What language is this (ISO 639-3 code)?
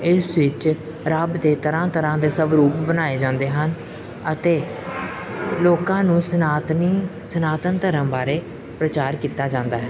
pan